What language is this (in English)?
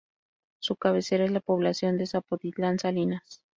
Spanish